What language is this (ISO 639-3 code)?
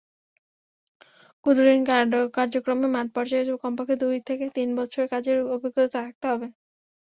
ben